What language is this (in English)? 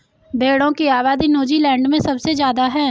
Hindi